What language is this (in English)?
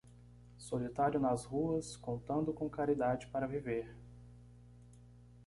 Portuguese